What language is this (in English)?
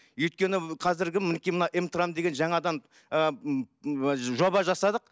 Kazakh